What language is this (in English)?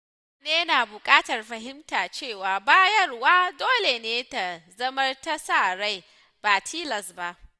Hausa